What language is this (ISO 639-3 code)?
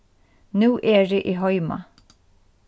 fao